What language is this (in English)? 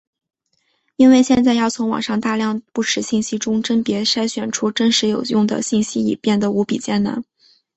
Chinese